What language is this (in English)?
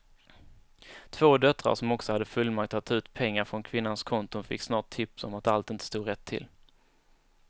Swedish